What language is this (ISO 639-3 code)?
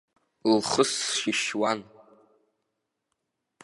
abk